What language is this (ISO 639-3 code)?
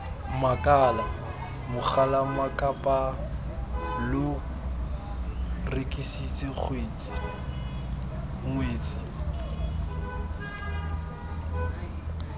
tsn